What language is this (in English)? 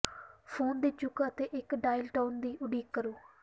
Punjabi